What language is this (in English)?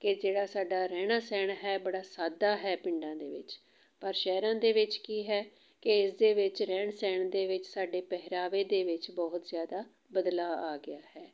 Punjabi